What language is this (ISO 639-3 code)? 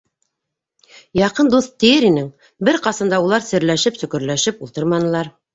bak